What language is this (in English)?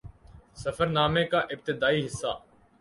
Urdu